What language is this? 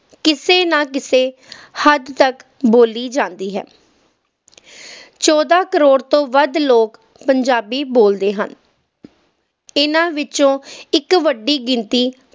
Punjabi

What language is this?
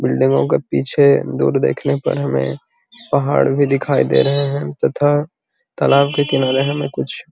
Magahi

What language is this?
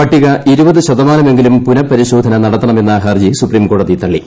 Malayalam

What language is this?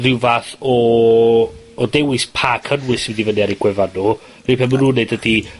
Welsh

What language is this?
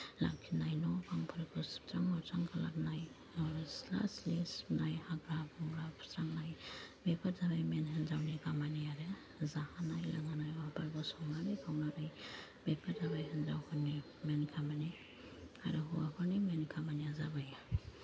Bodo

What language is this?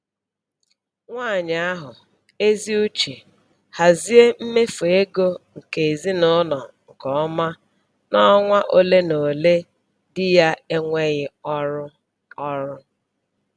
Igbo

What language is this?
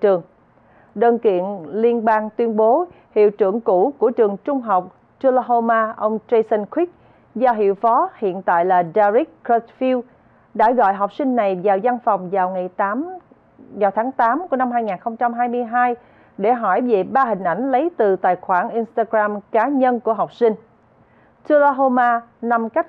Vietnamese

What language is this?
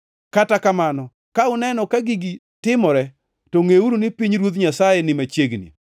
Luo (Kenya and Tanzania)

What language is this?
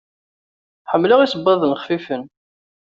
Kabyle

